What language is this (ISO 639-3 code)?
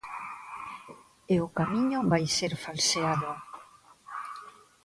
glg